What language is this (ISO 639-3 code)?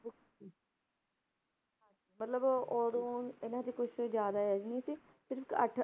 pan